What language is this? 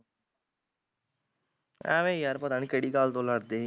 Punjabi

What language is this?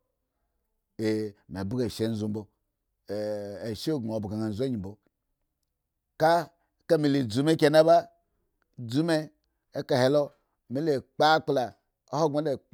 Eggon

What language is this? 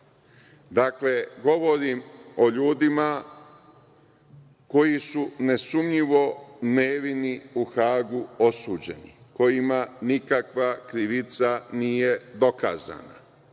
Serbian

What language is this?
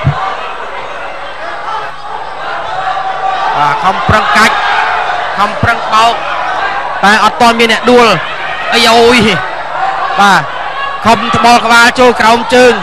Thai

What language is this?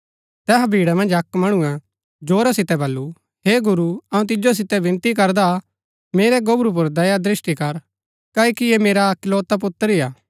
Gaddi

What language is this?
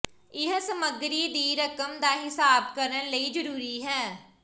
Punjabi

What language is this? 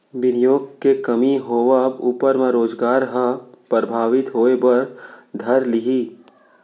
Chhattisgarhi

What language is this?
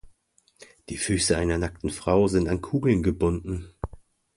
German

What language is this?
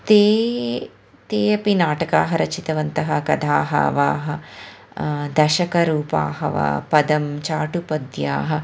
Sanskrit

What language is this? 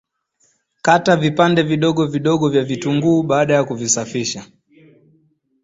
Swahili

